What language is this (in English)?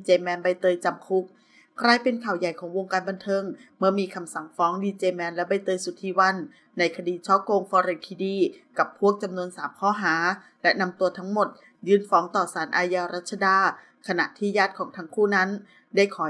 Thai